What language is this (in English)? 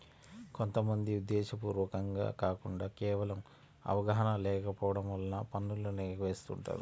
Telugu